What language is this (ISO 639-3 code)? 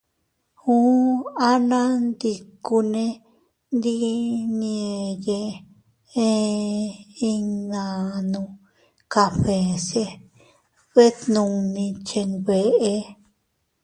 cut